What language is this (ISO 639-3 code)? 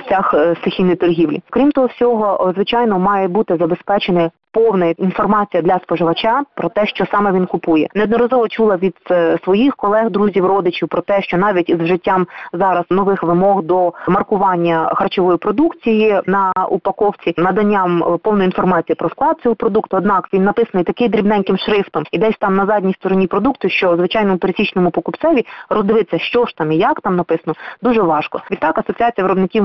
ukr